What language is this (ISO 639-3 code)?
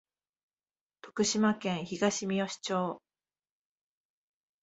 jpn